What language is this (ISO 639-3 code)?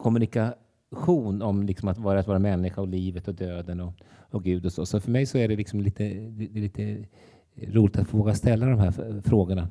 swe